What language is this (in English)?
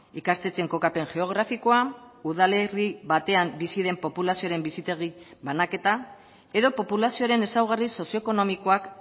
Basque